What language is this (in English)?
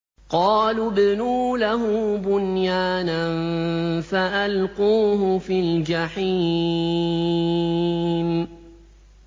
Arabic